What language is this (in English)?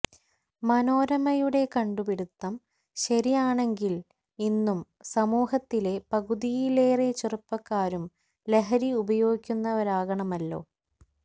Malayalam